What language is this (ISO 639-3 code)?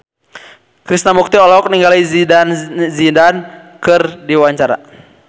sun